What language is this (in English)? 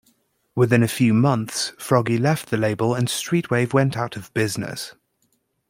English